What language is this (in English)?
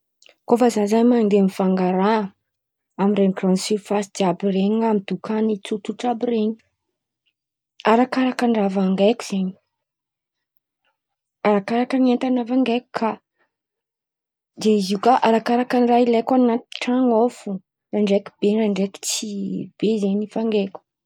Antankarana Malagasy